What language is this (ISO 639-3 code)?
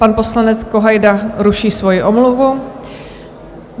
ces